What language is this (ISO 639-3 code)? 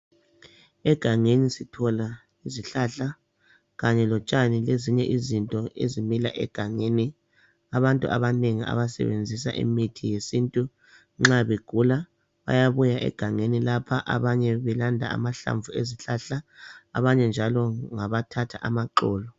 nde